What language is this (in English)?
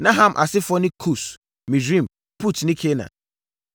Akan